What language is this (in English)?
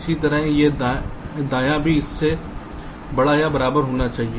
Hindi